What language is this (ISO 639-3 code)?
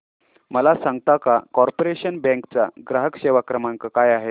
mar